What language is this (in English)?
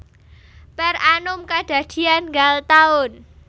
Javanese